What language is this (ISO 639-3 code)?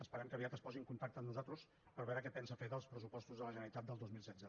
cat